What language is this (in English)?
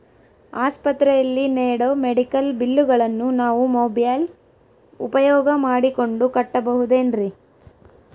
Kannada